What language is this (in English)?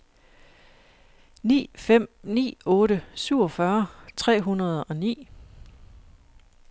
Danish